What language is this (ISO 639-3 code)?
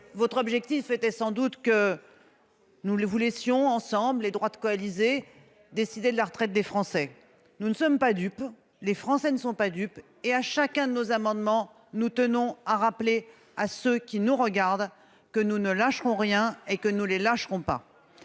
fra